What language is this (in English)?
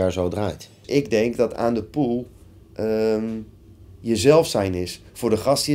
Dutch